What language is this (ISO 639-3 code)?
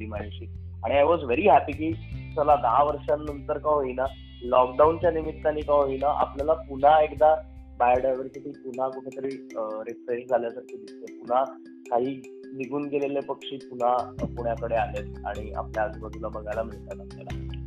mar